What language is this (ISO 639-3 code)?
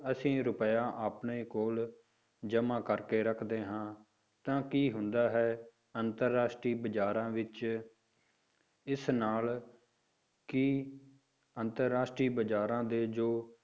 pan